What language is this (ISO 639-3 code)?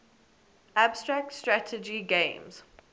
eng